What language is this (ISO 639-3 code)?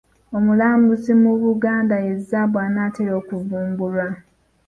lug